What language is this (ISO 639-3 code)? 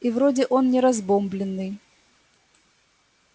rus